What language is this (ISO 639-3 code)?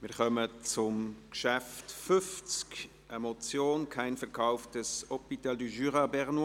gsw